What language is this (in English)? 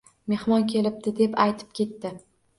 Uzbek